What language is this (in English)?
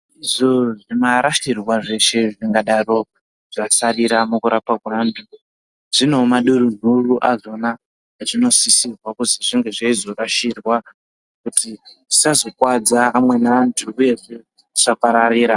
Ndau